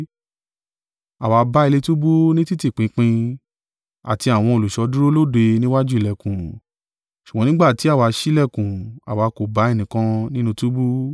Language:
Yoruba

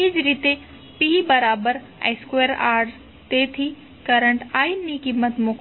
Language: Gujarati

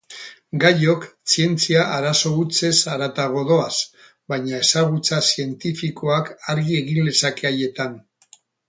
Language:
Basque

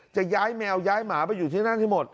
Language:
Thai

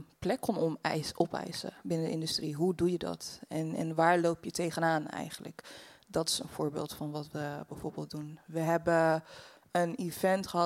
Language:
Dutch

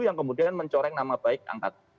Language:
Indonesian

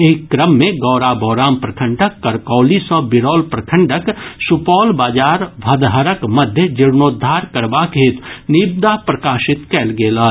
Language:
Maithili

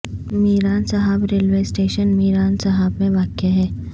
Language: Urdu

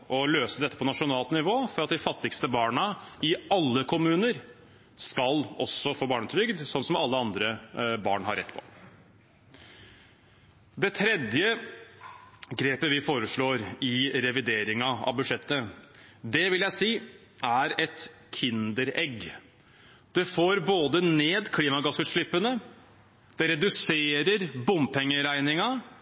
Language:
Norwegian Bokmål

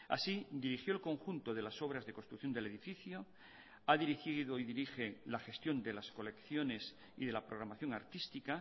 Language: Spanish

